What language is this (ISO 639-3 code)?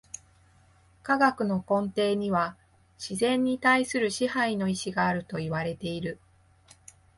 jpn